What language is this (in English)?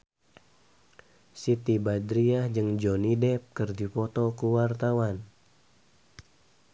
Sundanese